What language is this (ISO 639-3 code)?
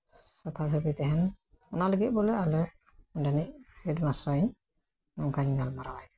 sat